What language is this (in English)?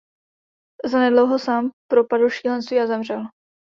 Czech